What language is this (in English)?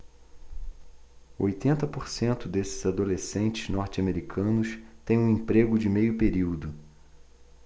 Portuguese